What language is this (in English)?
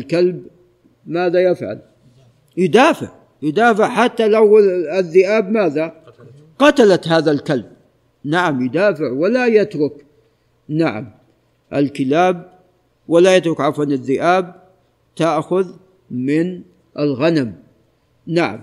Arabic